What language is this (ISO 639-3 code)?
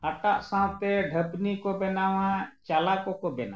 sat